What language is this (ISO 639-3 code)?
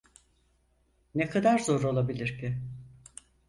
tur